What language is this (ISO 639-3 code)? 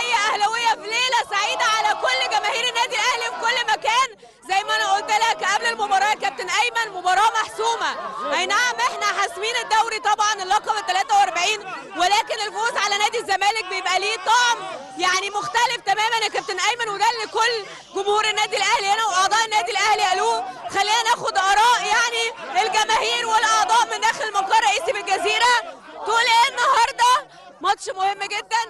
ara